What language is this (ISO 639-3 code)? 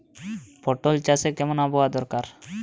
ben